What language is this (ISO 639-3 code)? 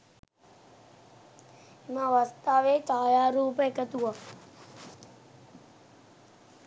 sin